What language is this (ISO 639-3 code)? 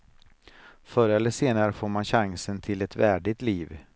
swe